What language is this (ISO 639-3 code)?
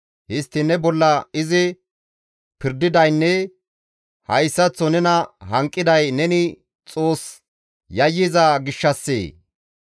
gmv